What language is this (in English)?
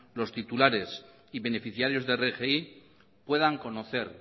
Spanish